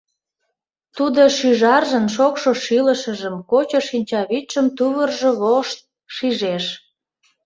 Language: Mari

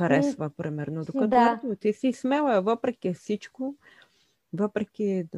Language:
Bulgarian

